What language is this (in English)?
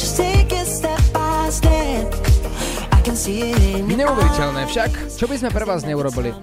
Slovak